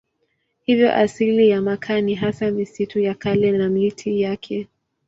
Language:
Swahili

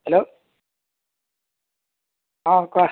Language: Assamese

